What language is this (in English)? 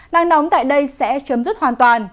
Vietnamese